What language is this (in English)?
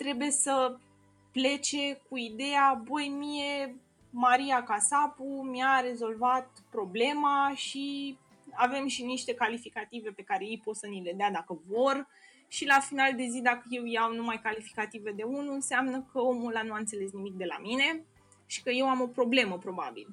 Romanian